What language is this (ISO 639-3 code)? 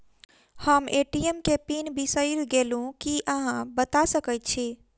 mai